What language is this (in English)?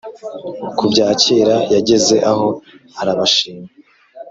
Kinyarwanda